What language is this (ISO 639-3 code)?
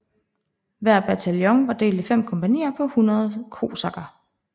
dan